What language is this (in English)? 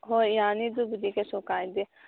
Manipuri